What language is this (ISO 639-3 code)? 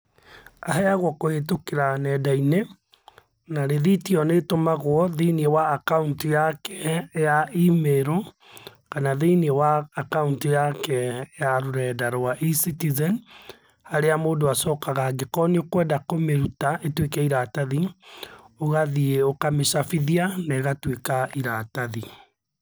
kik